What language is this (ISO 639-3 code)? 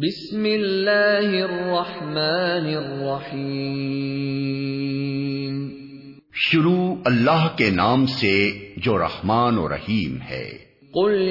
urd